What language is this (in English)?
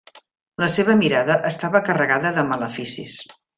Catalan